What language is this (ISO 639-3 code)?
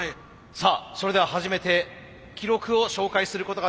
jpn